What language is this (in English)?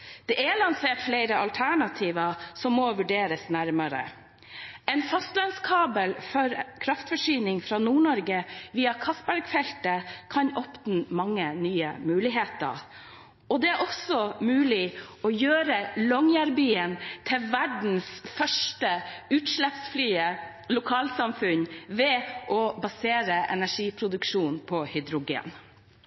Norwegian Bokmål